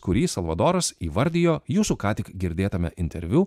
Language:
Lithuanian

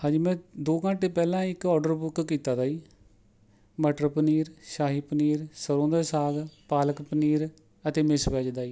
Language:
Punjabi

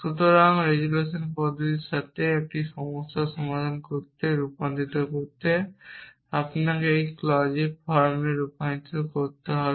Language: Bangla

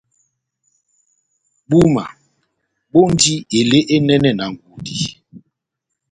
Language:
Batanga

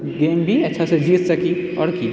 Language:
Maithili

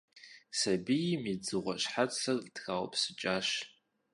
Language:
Kabardian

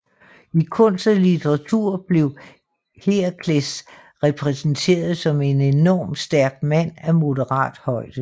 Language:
Danish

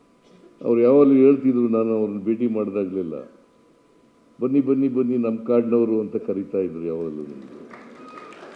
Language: Romanian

